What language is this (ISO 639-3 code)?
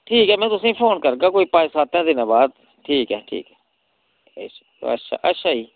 doi